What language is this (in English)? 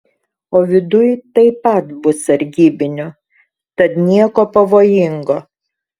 Lithuanian